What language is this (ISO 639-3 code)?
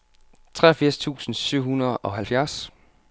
dan